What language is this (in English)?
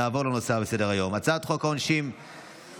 Hebrew